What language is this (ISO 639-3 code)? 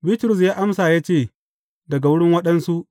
hau